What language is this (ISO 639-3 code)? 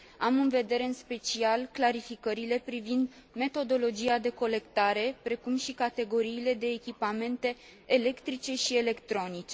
ron